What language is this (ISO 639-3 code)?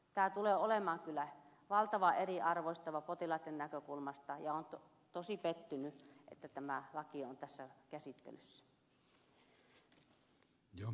fin